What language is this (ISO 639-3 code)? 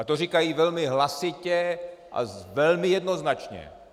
ces